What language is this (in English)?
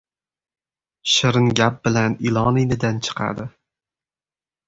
Uzbek